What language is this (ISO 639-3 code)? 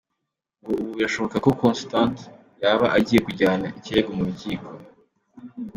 kin